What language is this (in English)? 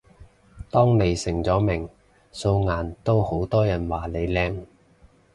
Cantonese